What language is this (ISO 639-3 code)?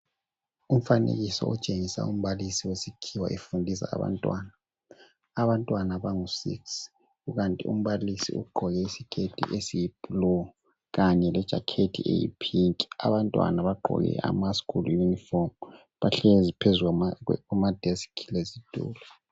nde